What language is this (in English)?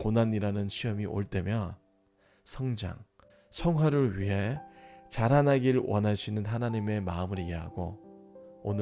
Korean